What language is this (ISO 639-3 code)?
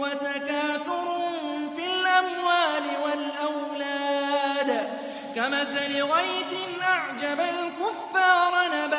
ara